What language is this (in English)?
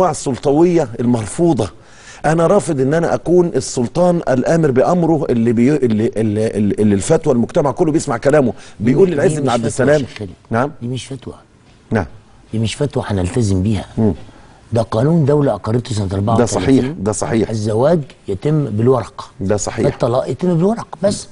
Arabic